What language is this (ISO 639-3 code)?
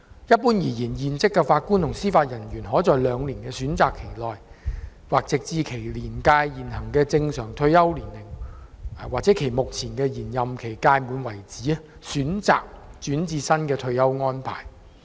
yue